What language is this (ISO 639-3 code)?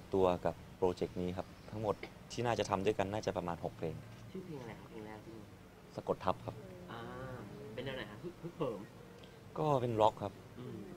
tha